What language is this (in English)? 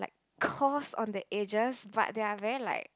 English